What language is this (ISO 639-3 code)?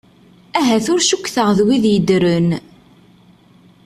kab